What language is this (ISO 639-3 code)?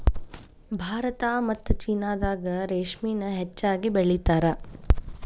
kan